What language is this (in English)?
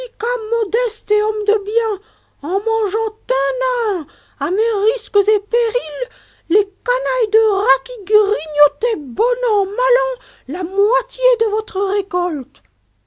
French